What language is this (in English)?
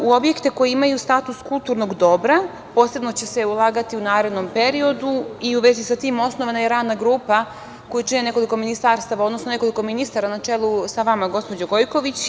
Serbian